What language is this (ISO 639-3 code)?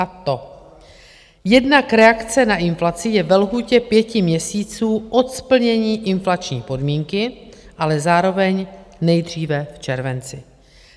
ces